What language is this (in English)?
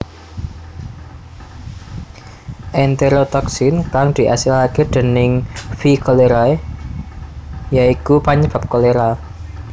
Javanese